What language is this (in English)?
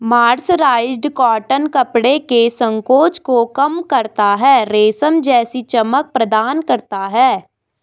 Hindi